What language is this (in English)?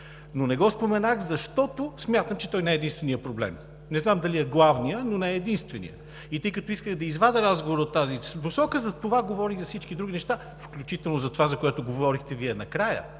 Bulgarian